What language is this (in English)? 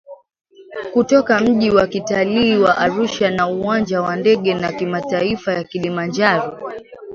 Swahili